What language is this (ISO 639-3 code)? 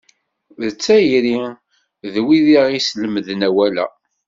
kab